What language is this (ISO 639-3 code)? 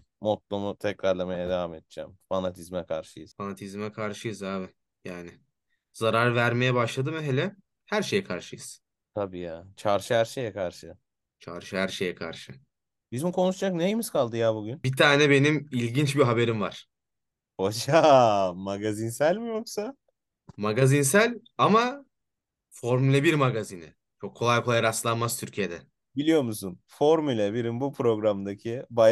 tur